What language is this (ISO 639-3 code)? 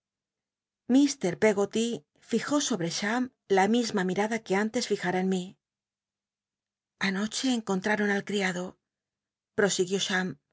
spa